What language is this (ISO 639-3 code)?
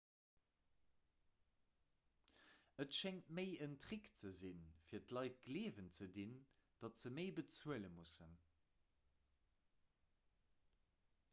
ltz